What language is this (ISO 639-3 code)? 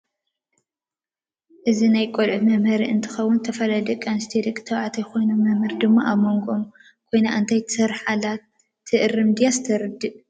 tir